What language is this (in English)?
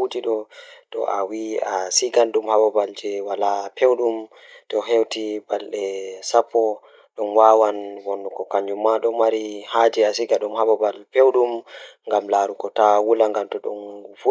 Fula